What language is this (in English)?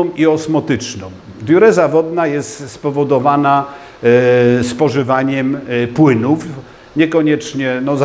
Polish